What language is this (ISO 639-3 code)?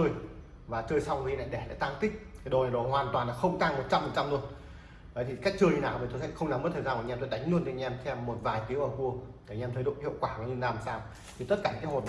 vie